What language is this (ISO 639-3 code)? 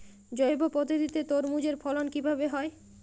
ben